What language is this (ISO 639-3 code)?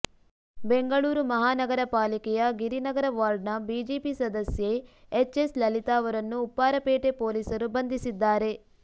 kan